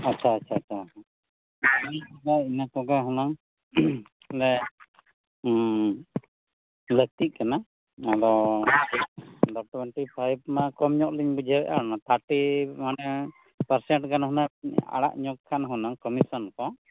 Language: Santali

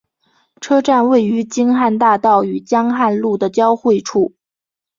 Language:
Chinese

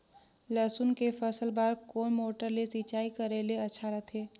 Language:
Chhattisgarhi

